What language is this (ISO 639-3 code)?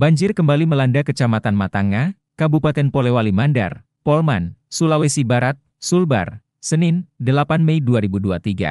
ind